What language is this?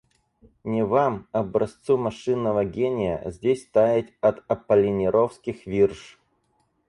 Russian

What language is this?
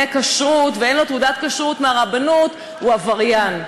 Hebrew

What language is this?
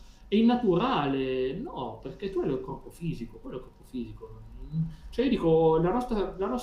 Italian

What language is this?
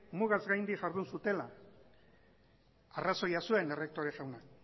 Basque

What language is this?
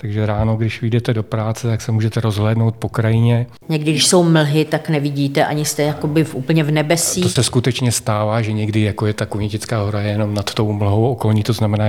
Czech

